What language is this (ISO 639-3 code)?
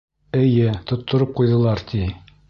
bak